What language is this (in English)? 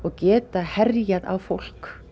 Icelandic